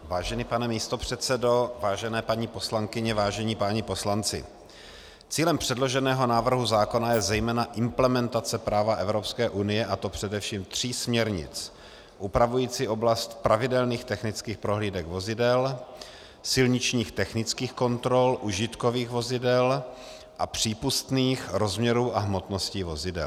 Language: Czech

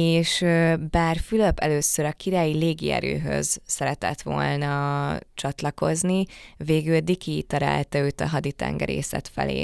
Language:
Hungarian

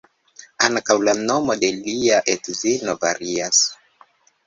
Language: Esperanto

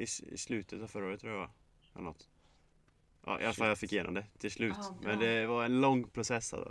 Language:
Swedish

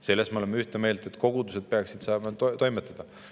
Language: Estonian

